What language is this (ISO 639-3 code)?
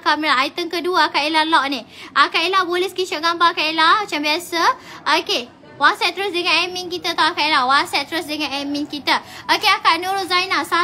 msa